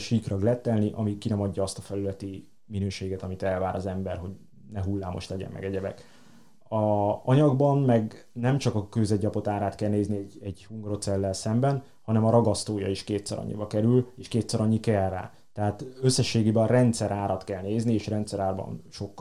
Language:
Hungarian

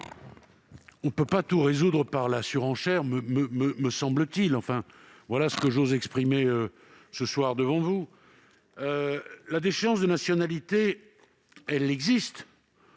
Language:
French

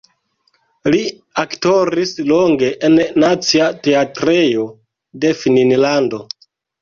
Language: Esperanto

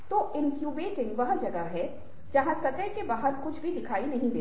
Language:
Hindi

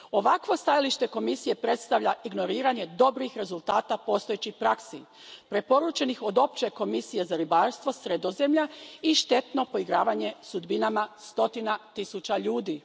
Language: Croatian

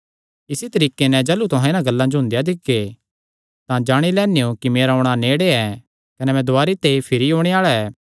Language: Kangri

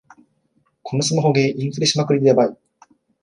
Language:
Japanese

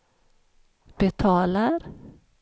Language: Swedish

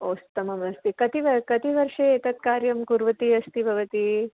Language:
Sanskrit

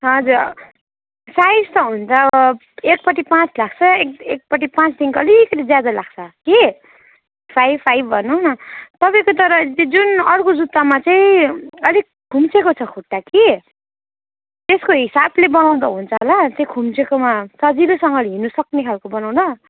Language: Nepali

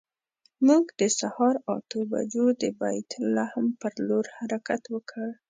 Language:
Pashto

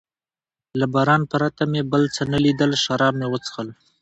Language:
Pashto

